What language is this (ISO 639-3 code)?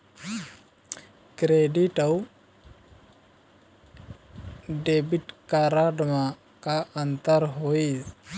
hne